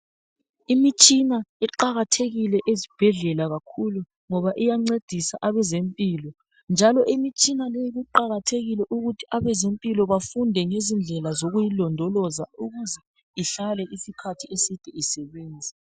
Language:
North Ndebele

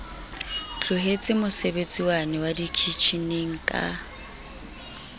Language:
Southern Sotho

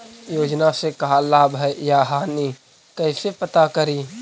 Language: Magahi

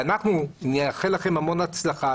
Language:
Hebrew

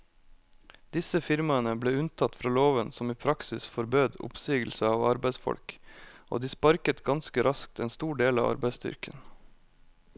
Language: Norwegian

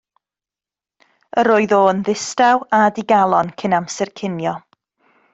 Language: Welsh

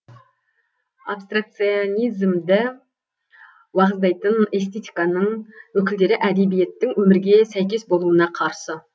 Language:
Kazakh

